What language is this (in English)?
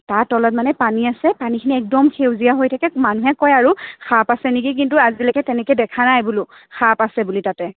Assamese